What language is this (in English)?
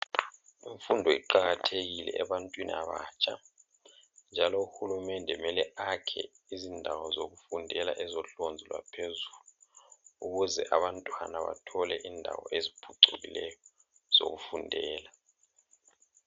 North Ndebele